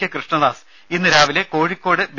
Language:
Malayalam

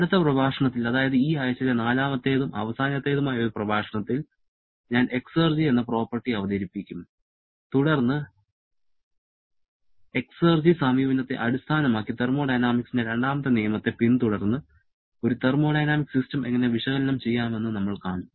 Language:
Malayalam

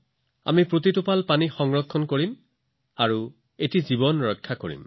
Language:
Assamese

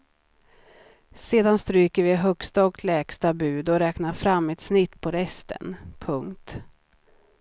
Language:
Swedish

